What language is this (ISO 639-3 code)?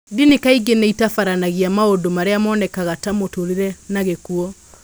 kik